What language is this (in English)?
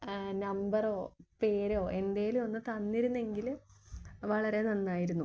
Malayalam